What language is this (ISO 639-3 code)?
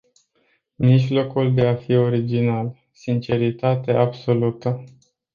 ron